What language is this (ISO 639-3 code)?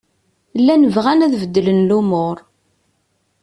kab